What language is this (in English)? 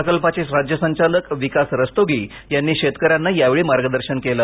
Marathi